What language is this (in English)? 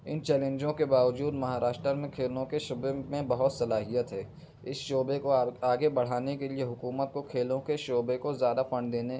Urdu